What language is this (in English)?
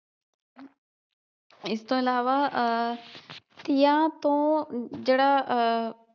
Punjabi